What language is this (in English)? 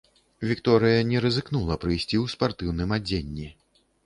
Belarusian